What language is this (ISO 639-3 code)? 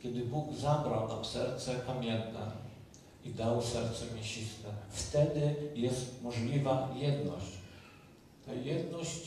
pol